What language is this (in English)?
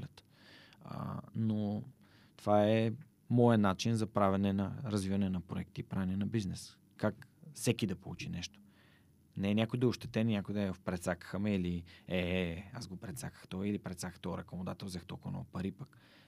Bulgarian